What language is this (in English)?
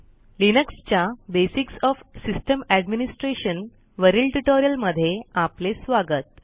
Marathi